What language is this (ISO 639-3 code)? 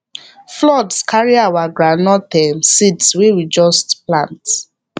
pcm